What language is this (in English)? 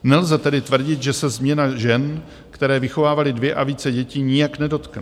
Czech